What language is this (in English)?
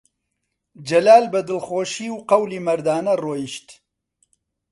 Central Kurdish